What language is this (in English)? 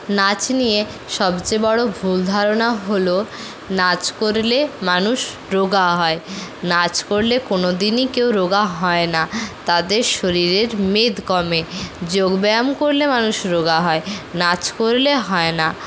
Bangla